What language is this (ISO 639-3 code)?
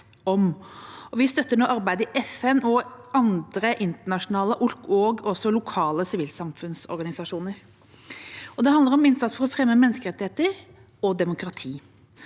nor